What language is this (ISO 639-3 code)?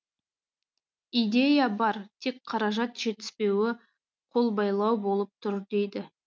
kaz